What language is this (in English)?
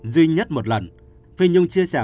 Vietnamese